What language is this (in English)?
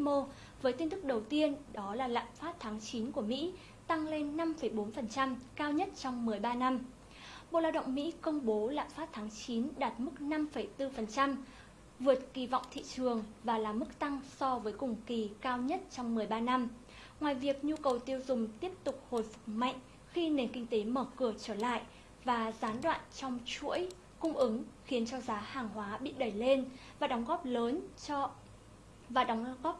Vietnamese